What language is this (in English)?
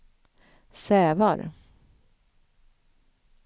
Swedish